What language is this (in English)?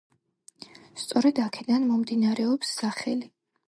Georgian